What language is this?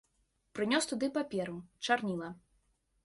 Belarusian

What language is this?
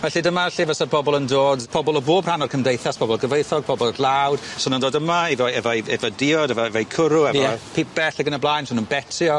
Welsh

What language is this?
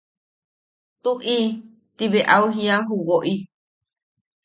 Yaqui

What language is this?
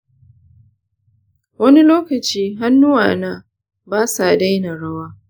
Hausa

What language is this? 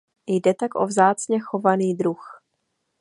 Czech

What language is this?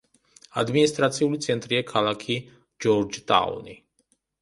Georgian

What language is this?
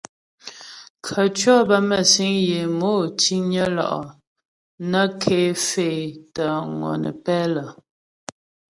Ghomala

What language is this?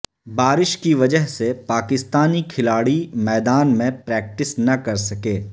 Urdu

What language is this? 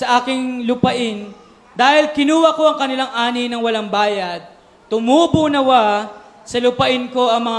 Filipino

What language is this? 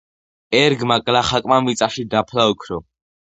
Georgian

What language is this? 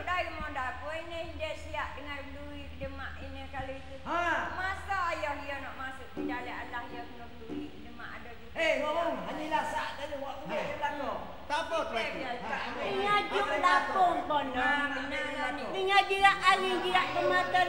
Malay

